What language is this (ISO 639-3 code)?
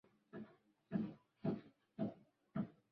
swa